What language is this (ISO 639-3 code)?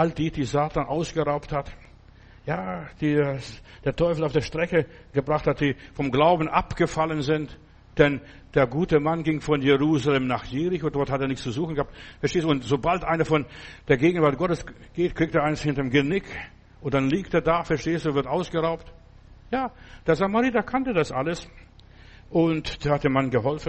deu